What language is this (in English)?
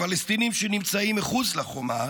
Hebrew